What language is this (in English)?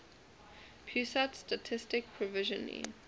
English